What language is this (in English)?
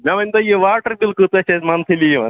Kashmiri